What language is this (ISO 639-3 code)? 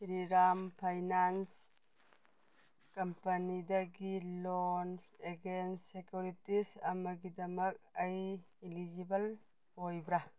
mni